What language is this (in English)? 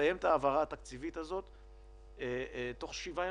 Hebrew